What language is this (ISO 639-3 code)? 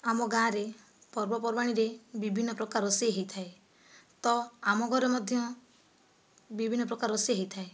ori